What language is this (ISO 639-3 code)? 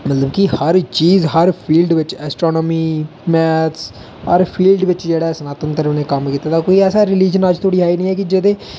doi